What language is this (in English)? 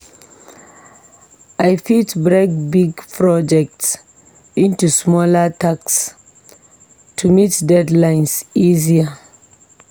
Nigerian Pidgin